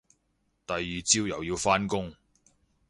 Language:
Cantonese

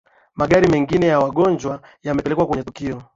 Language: Swahili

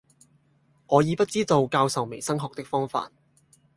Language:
Cantonese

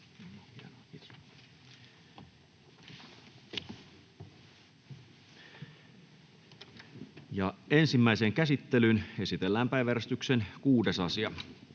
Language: Finnish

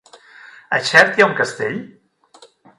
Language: Catalan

